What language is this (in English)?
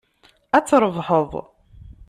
Kabyle